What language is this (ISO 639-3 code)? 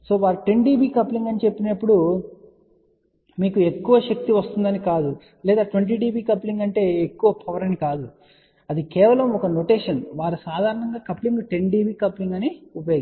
tel